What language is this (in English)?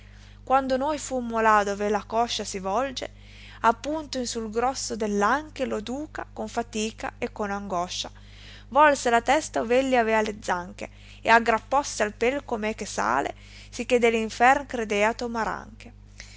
Italian